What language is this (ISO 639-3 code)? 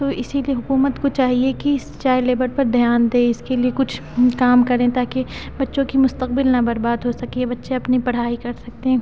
urd